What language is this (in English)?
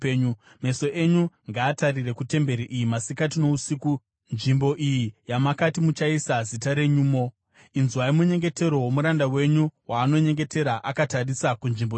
Shona